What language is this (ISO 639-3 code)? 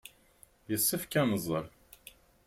kab